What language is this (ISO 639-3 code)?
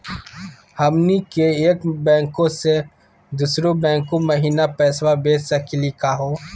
mag